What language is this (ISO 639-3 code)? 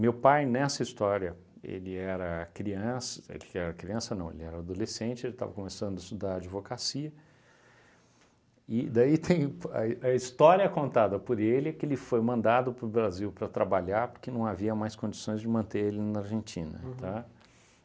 por